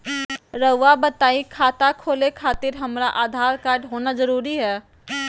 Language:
Magahi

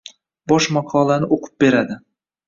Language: Uzbek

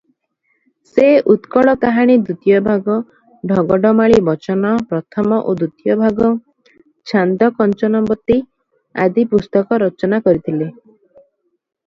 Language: Odia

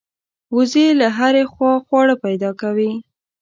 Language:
Pashto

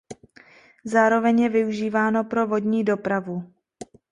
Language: Czech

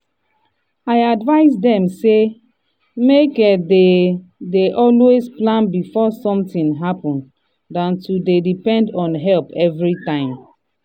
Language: Nigerian Pidgin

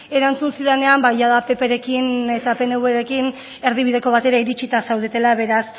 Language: Basque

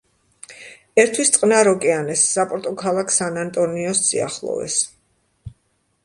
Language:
Georgian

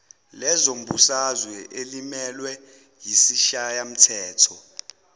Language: Zulu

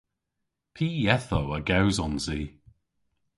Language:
Cornish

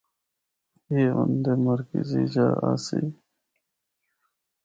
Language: Northern Hindko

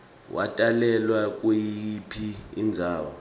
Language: Swati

